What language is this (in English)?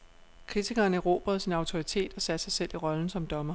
Danish